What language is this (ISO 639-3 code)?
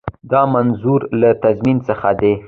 pus